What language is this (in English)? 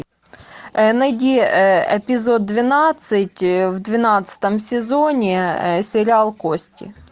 Russian